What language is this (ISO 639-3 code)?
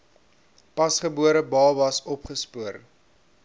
afr